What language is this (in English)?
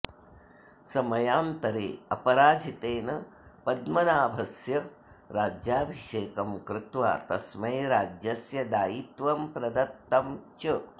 Sanskrit